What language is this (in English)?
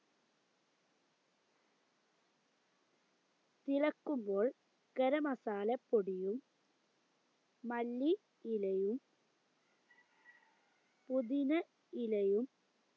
Malayalam